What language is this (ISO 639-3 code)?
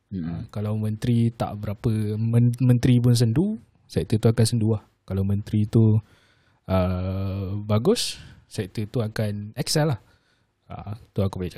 msa